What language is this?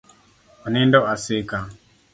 Luo (Kenya and Tanzania)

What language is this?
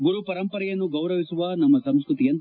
Kannada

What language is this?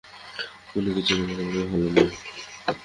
Bangla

